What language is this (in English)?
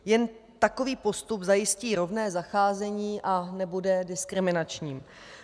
Czech